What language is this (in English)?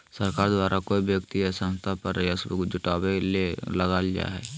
Magahi